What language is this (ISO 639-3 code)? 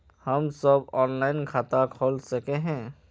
mag